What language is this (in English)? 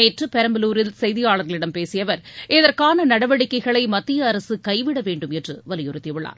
Tamil